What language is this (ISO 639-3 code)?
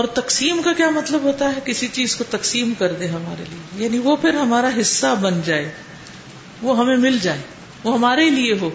urd